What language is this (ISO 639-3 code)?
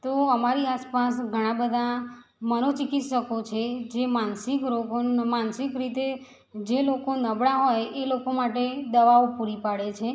guj